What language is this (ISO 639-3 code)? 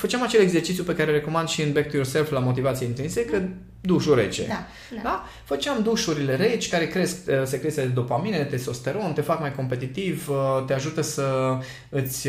ron